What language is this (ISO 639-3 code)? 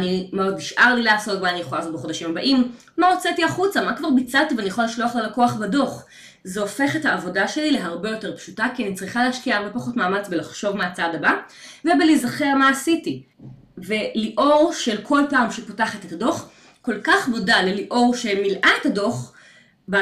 heb